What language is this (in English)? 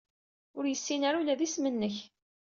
Kabyle